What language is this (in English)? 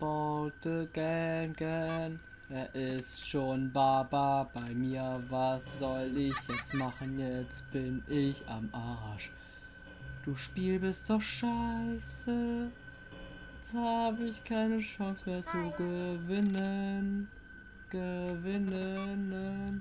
German